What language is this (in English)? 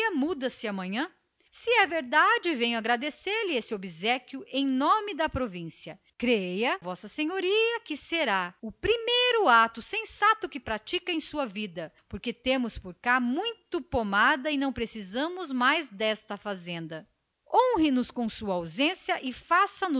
Portuguese